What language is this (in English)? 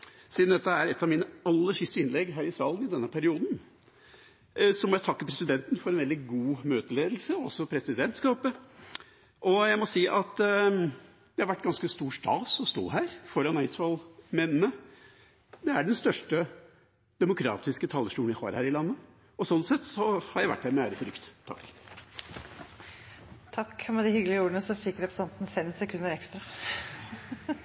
Norwegian Bokmål